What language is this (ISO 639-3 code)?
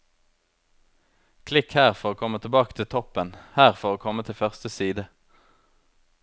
nor